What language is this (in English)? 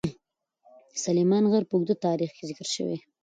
Pashto